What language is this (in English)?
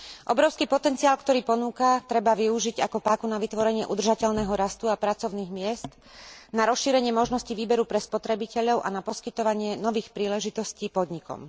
Slovak